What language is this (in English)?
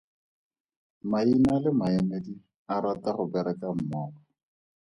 Tswana